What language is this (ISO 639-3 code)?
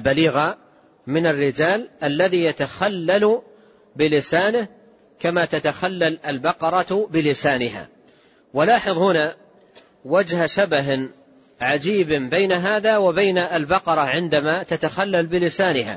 ara